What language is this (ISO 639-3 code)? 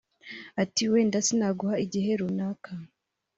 kin